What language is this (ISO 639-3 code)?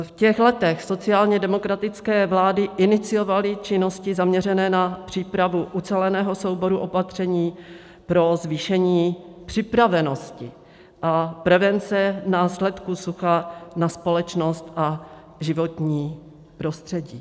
ces